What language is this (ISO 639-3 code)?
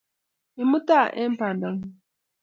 kln